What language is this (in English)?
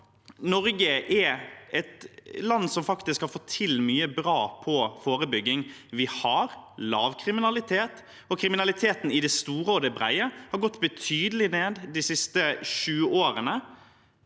Norwegian